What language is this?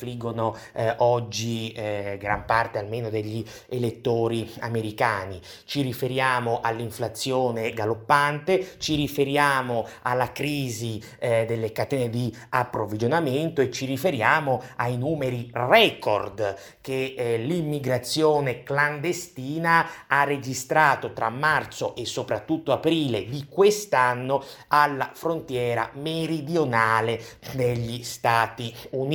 Italian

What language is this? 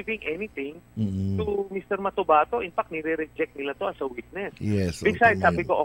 Filipino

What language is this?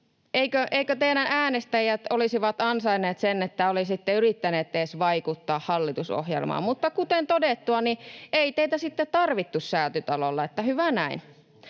Finnish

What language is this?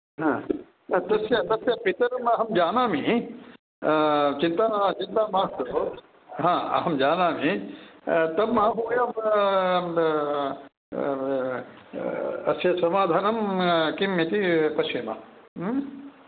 Sanskrit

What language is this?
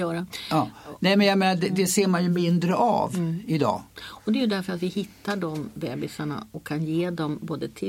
Swedish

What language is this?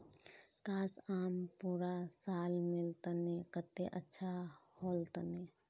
Magahi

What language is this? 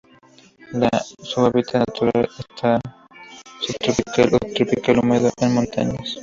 Spanish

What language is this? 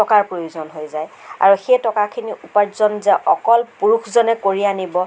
Assamese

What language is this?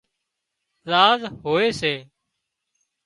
Wadiyara Koli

